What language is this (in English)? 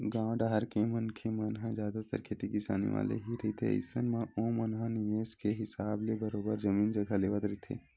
Chhattisgarhi